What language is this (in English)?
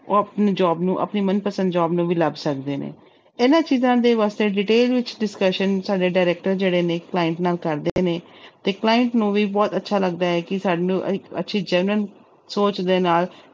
Punjabi